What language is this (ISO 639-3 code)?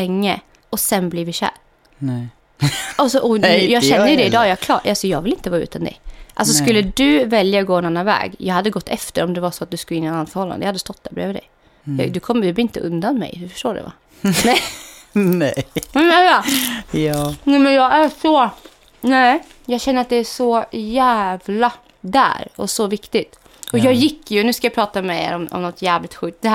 swe